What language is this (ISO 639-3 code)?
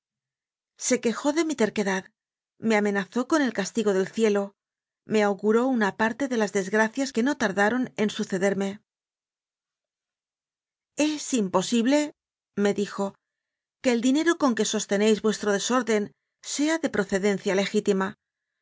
spa